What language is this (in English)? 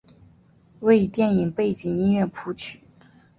Chinese